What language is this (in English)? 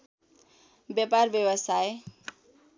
Nepali